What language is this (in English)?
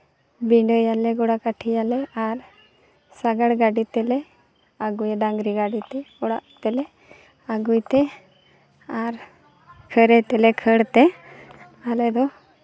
Santali